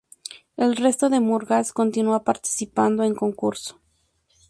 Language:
Spanish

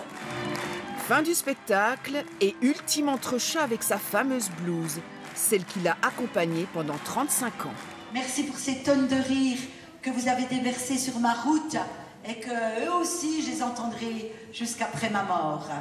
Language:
French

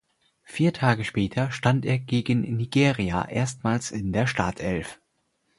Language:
German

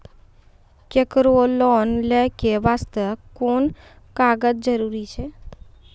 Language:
Maithili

